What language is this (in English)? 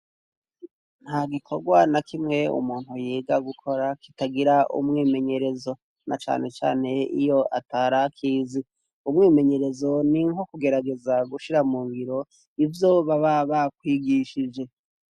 Rundi